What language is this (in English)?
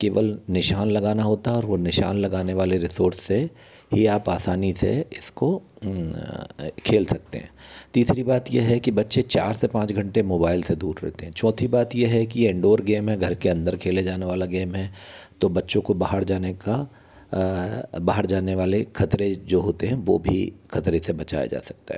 Hindi